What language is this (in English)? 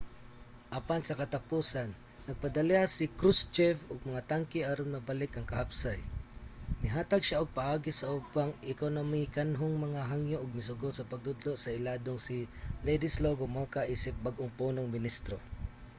Cebuano